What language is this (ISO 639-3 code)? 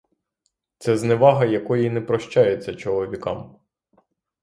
ukr